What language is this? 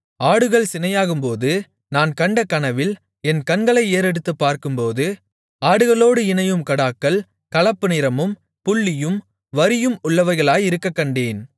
Tamil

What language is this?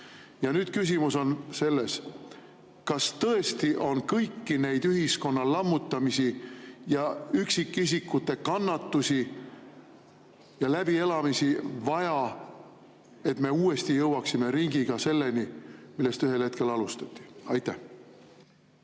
Estonian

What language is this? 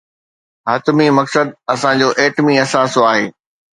Sindhi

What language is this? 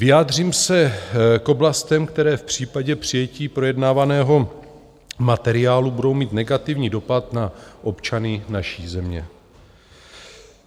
Czech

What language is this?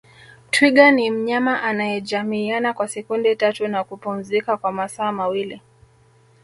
Swahili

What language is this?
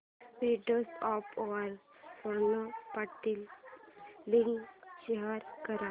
Marathi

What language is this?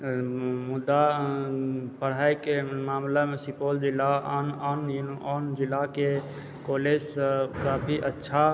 Maithili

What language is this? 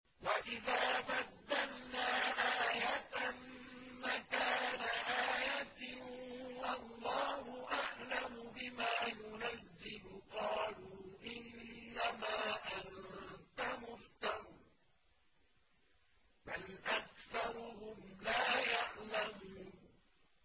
Arabic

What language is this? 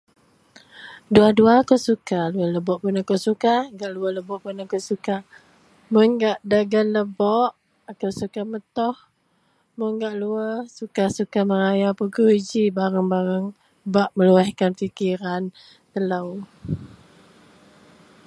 Central Melanau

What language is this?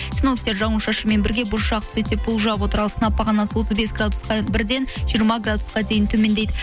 Kazakh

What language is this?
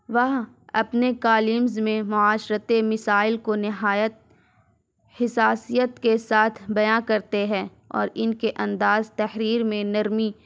Urdu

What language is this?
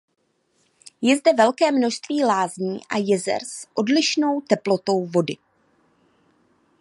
Czech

